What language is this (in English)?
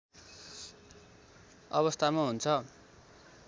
Nepali